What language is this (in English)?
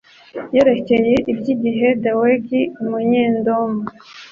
Kinyarwanda